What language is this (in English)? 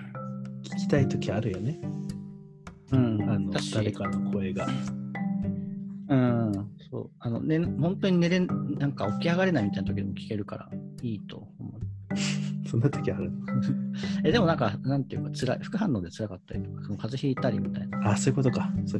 Japanese